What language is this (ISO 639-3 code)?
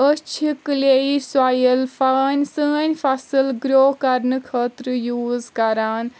kas